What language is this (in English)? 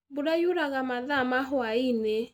Kikuyu